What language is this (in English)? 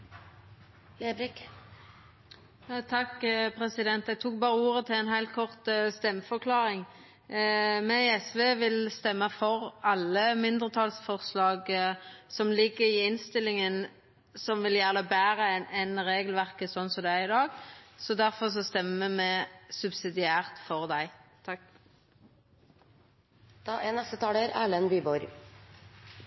Norwegian Nynorsk